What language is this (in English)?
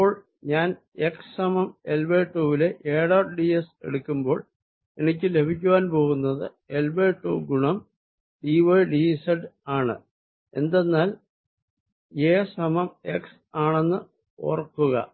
Malayalam